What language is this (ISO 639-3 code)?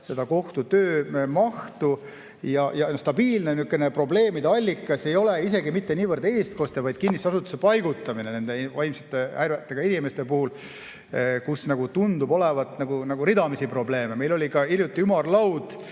est